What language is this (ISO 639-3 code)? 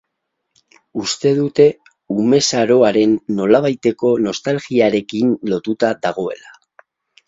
eus